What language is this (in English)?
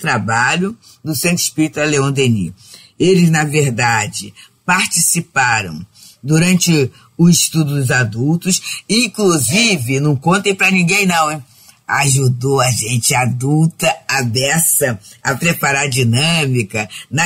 Portuguese